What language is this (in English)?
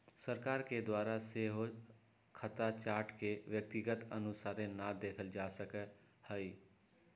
Magahi